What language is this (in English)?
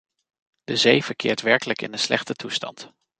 Dutch